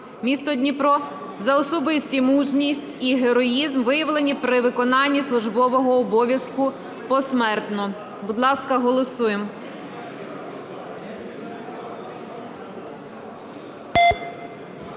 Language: Ukrainian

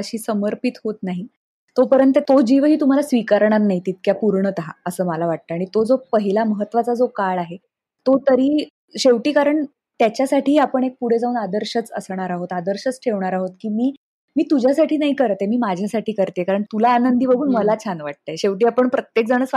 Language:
Marathi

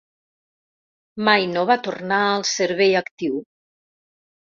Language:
Catalan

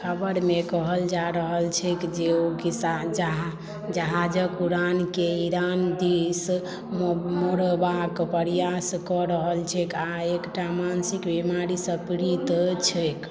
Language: Maithili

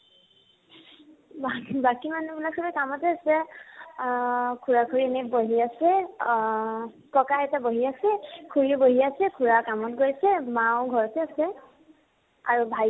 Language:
Assamese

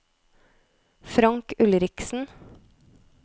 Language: Norwegian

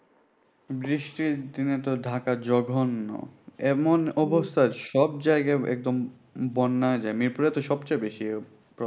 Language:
Bangla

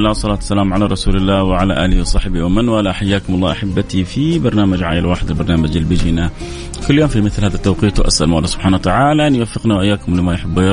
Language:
Arabic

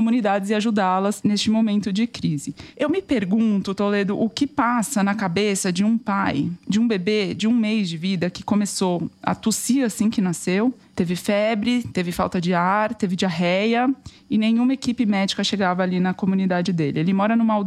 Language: Portuguese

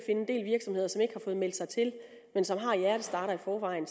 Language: Danish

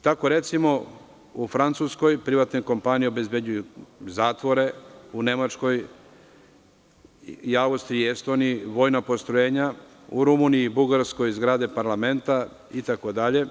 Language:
Serbian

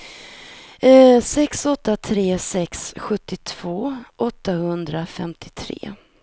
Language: Swedish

